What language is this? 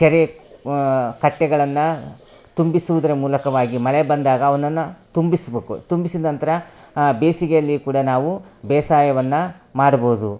Kannada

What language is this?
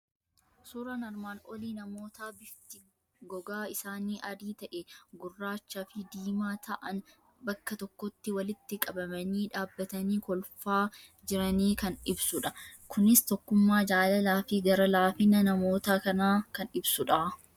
Oromo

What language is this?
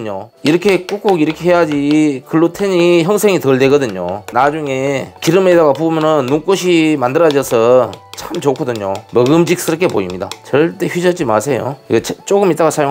Korean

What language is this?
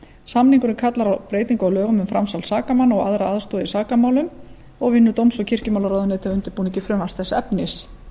Icelandic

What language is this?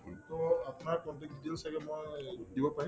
Assamese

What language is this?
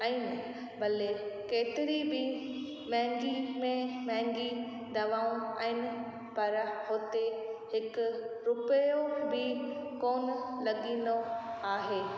Sindhi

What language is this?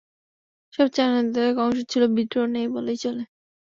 Bangla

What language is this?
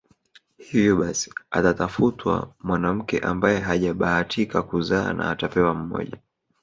Swahili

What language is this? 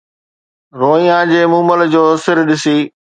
Sindhi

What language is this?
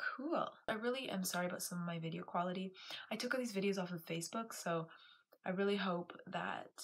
English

